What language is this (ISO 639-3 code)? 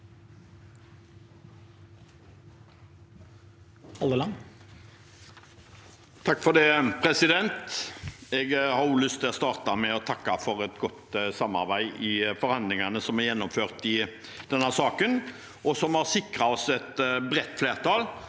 nor